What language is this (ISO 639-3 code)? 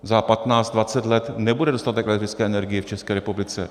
ces